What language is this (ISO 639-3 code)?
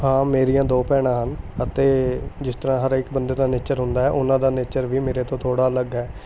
pan